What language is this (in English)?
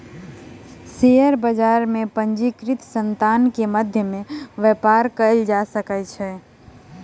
Maithili